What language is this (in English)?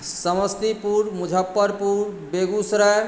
Maithili